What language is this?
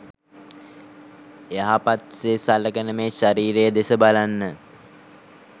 Sinhala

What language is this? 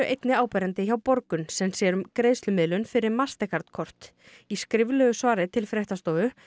Icelandic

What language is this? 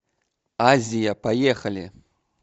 Russian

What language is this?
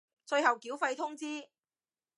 Cantonese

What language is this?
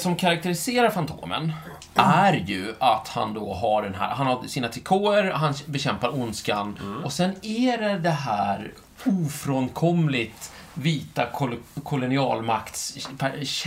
Swedish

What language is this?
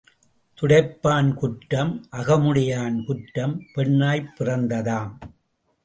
Tamil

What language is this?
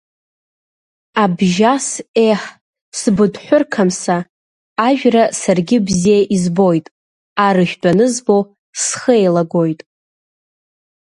Abkhazian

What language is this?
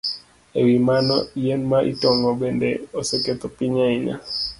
Luo (Kenya and Tanzania)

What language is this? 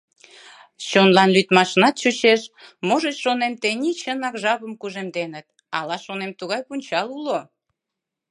Mari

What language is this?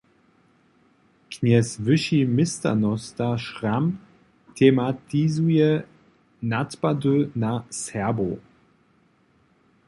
Upper Sorbian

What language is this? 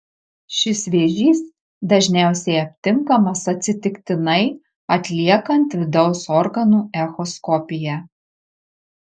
Lithuanian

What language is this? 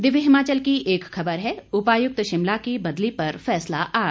Hindi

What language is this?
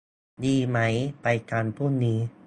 Thai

